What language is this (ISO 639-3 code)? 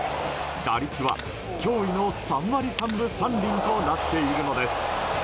jpn